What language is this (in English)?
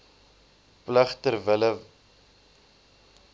Afrikaans